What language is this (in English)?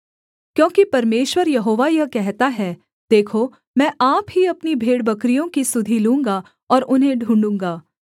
Hindi